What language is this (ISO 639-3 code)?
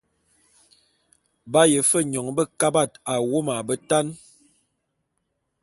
bum